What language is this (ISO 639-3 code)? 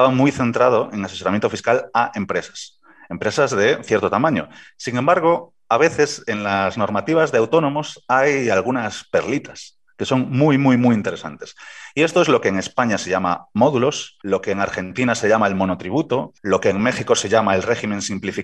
spa